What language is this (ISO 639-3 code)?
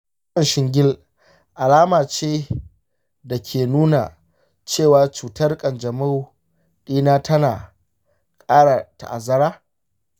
hau